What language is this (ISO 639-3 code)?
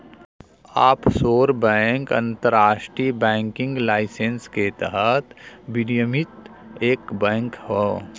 bho